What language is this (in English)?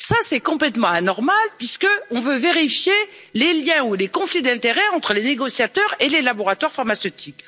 French